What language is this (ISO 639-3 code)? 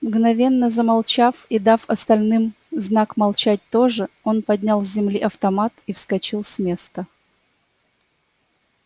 rus